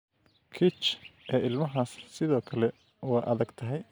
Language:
Somali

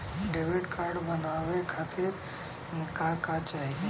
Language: Bhojpuri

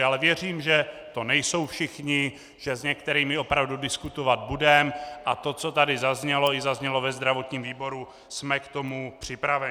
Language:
Czech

